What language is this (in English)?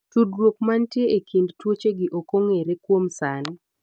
Luo (Kenya and Tanzania)